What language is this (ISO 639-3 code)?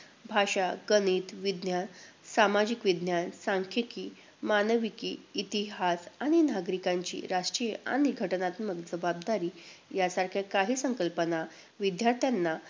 mar